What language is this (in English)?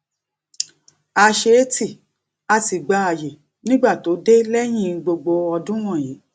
Yoruba